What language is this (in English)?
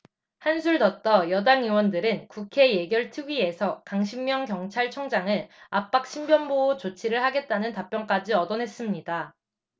Korean